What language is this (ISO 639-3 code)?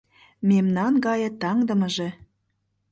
chm